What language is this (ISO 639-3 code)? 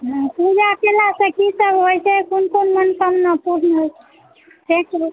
mai